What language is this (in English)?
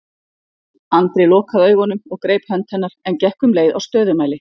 Icelandic